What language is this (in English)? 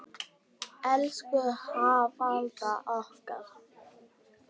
Icelandic